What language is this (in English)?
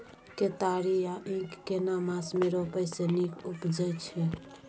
Maithili